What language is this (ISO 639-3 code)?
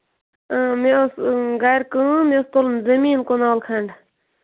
kas